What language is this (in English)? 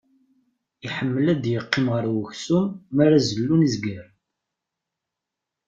Kabyle